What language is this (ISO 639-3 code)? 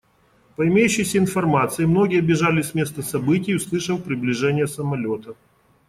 rus